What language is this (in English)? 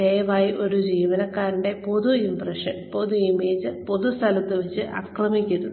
Malayalam